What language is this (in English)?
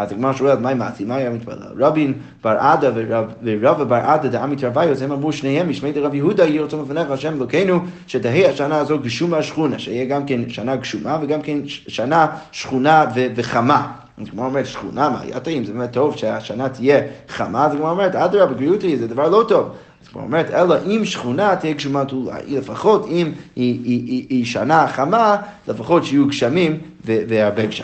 Hebrew